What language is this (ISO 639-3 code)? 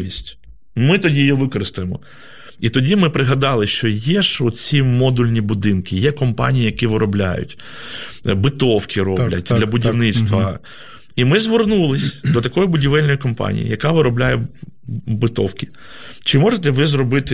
ukr